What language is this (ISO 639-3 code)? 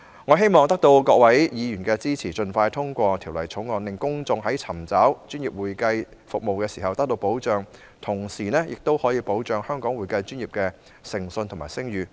yue